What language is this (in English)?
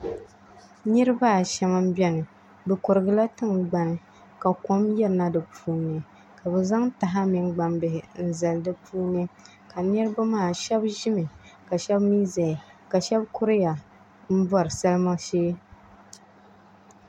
Dagbani